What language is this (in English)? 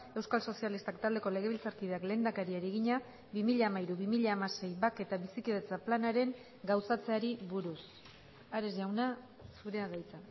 Basque